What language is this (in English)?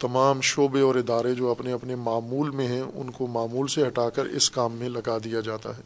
Urdu